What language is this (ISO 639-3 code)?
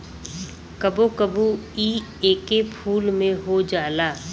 bho